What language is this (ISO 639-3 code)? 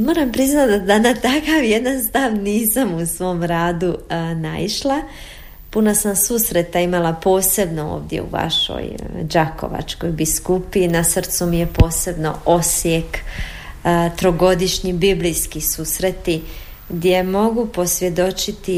hrv